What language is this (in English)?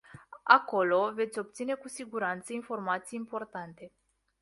Romanian